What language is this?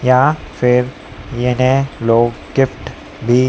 Hindi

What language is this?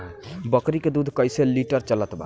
Bhojpuri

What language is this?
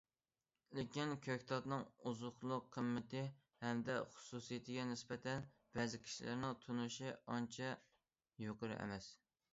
Uyghur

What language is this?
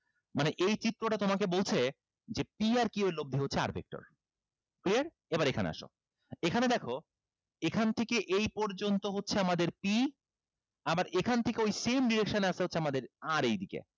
Bangla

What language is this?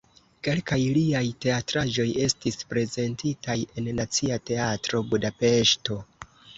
Esperanto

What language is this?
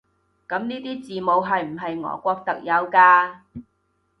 Cantonese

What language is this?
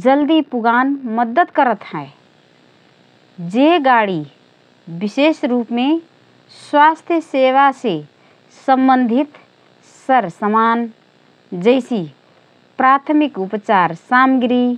Rana Tharu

